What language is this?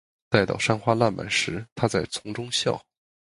Chinese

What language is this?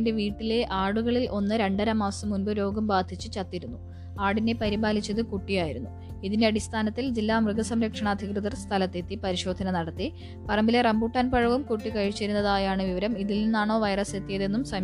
Malayalam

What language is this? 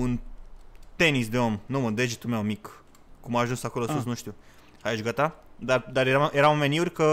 Romanian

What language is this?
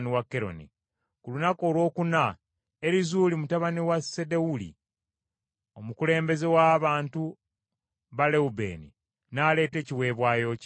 Ganda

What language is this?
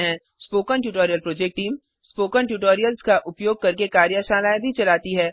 Hindi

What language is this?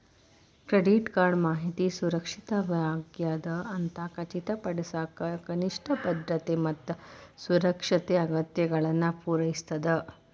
Kannada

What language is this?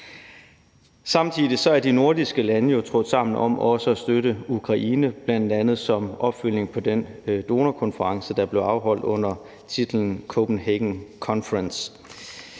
Danish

